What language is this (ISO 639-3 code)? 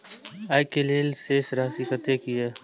mai